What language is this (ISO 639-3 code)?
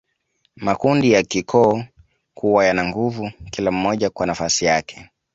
swa